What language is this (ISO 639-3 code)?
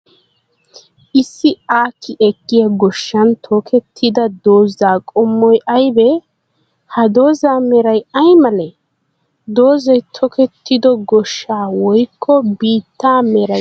wal